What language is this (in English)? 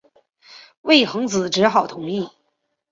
Chinese